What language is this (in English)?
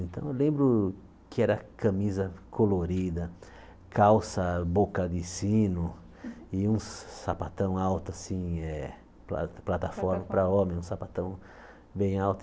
Portuguese